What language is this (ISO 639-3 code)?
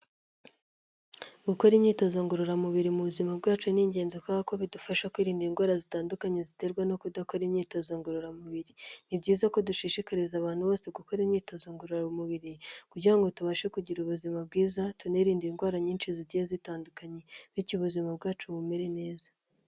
kin